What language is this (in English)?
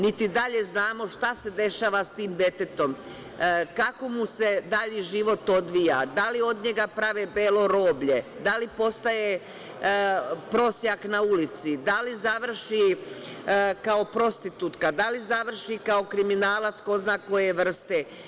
Serbian